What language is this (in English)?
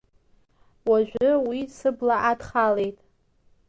Abkhazian